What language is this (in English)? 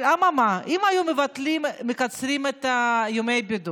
Hebrew